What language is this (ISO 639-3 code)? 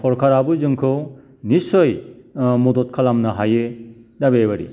brx